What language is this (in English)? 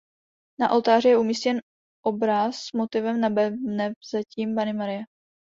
Czech